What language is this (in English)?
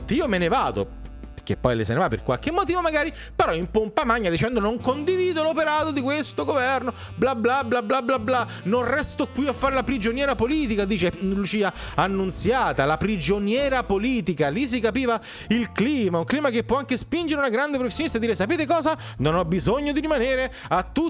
Italian